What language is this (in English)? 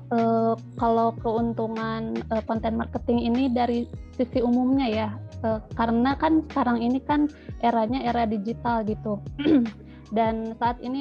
Indonesian